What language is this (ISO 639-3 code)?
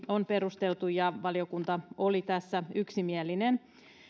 fin